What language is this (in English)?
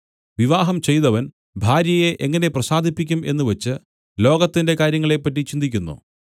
Malayalam